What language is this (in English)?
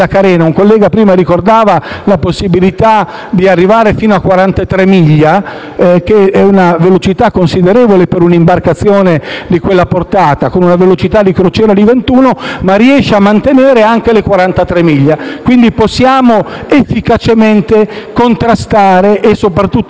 Italian